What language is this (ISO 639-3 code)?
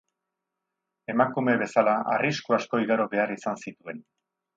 eus